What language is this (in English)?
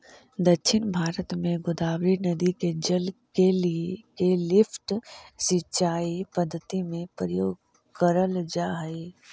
Magahi